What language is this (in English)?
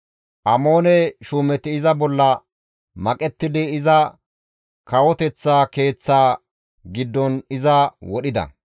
Gamo